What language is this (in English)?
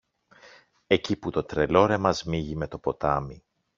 Greek